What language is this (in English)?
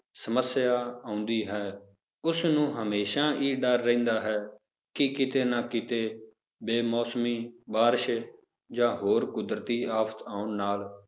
Punjabi